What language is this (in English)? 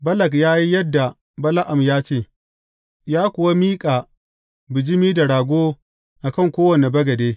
Hausa